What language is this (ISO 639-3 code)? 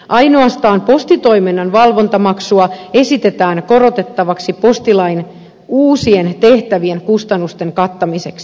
fin